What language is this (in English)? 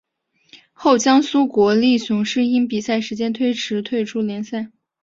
Chinese